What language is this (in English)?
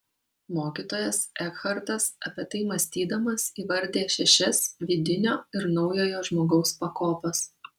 Lithuanian